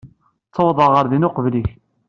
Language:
Kabyle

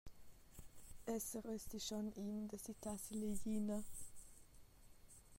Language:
Romansh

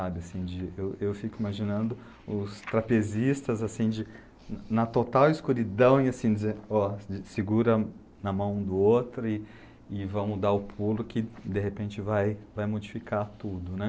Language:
Portuguese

